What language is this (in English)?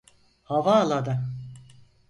Turkish